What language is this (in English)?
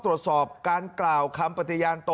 Thai